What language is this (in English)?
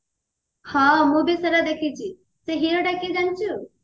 Odia